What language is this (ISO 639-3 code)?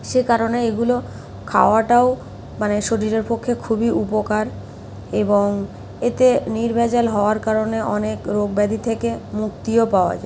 ben